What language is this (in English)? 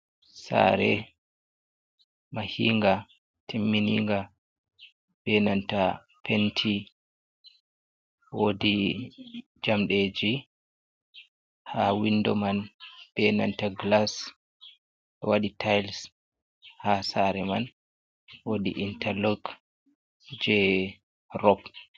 Fula